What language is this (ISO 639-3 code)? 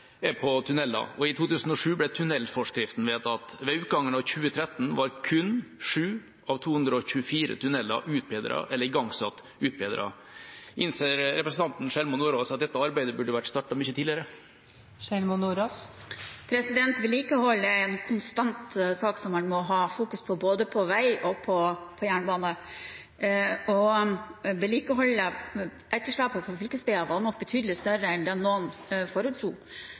nob